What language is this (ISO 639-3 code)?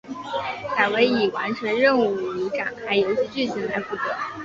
zho